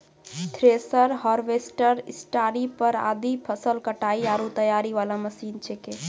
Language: Maithili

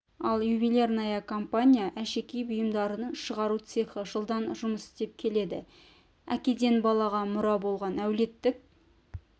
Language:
Kazakh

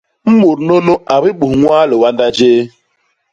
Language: Basaa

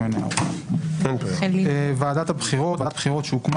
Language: Hebrew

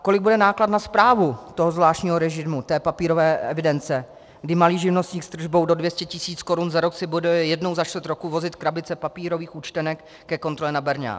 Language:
Czech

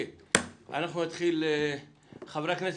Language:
Hebrew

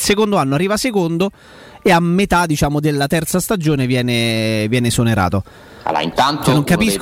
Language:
Italian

